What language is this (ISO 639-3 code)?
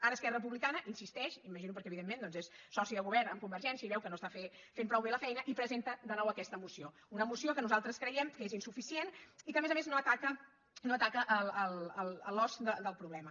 cat